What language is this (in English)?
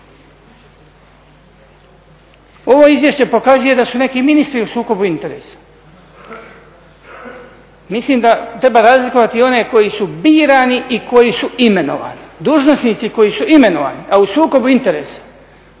Croatian